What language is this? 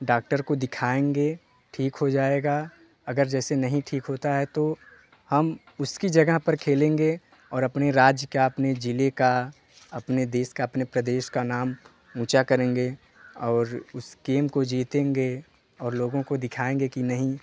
Hindi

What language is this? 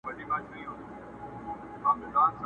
Pashto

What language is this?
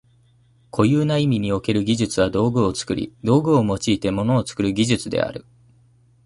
Japanese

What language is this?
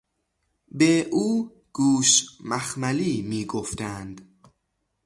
Persian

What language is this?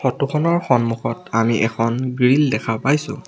Assamese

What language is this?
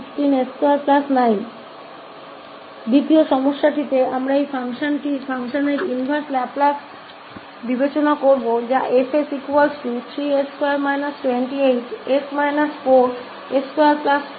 Hindi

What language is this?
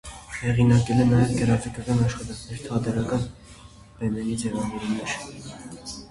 Armenian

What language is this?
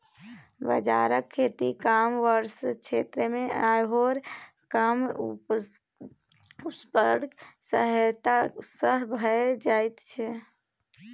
Maithili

